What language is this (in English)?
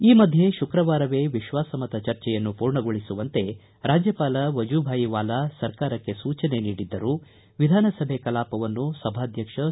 Kannada